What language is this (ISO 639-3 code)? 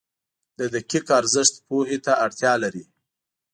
pus